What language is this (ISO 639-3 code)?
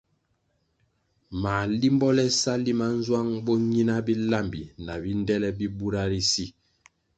nmg